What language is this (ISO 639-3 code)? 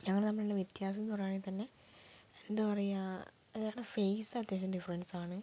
mal